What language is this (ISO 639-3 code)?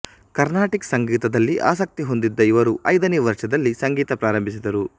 kan